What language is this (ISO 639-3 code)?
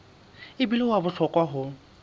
sot